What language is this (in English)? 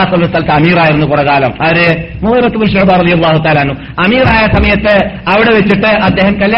Malayalam